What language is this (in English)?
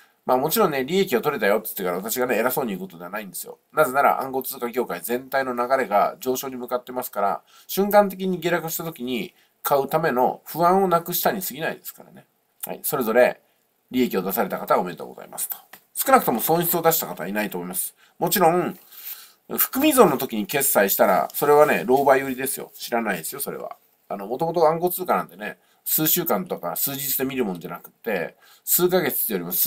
Japanese